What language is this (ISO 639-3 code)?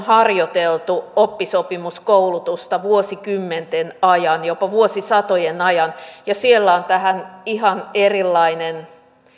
fin